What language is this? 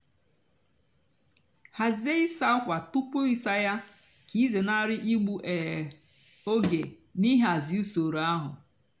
Igbo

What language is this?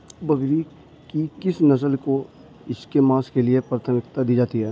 Hindi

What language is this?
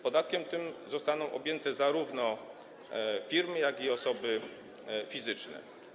Polish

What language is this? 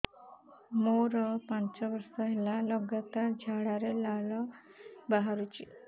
Odia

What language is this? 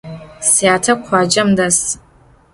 Adyghe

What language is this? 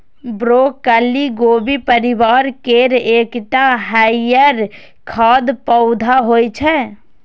Maithili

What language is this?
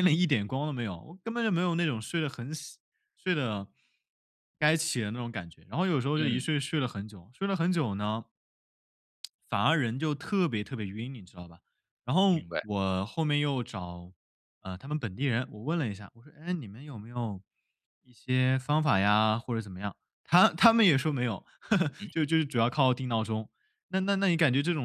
Chinese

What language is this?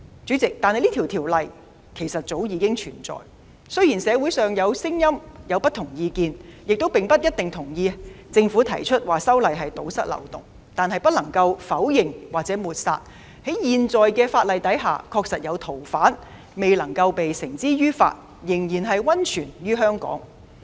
Cantonese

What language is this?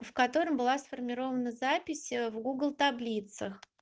Russian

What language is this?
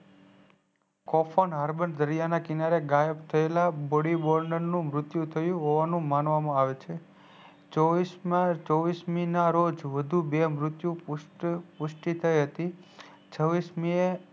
Gujarati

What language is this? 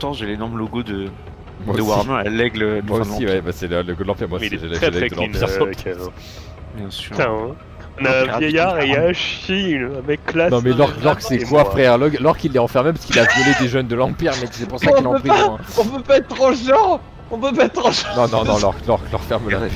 French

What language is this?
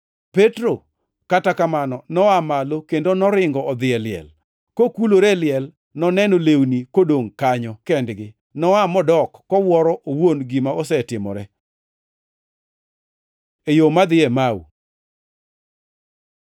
Luo (Kenya and Tanzania)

